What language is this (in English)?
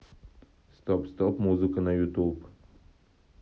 Russian